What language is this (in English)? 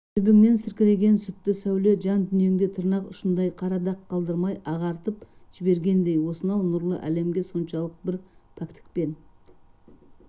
Kazakh